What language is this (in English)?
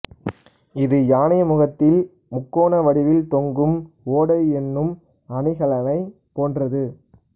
Tamil